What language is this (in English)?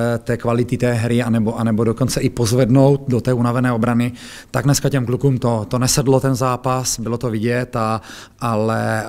Czech